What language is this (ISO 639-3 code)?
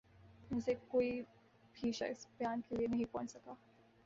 urd